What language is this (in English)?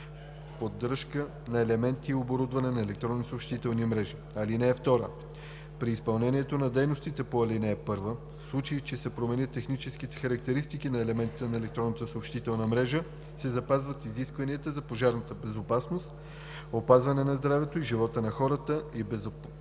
Bulgarian